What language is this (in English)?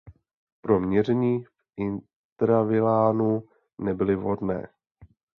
Czech